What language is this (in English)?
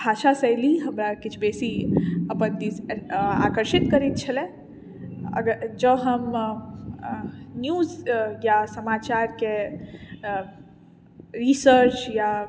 Maithili